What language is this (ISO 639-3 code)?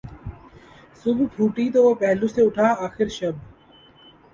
urd